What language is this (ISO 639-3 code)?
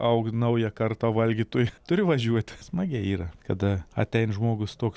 lit